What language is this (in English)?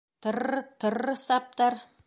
Bashkir